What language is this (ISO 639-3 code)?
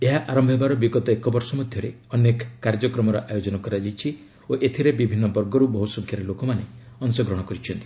ori